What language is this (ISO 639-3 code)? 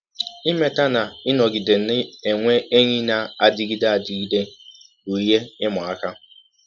ibo